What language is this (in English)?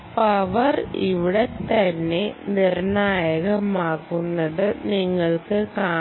Malayalam